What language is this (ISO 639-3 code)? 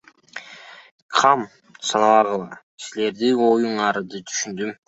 kir